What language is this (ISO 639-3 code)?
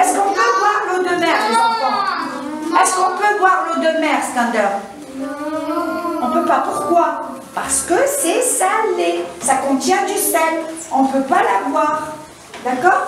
fra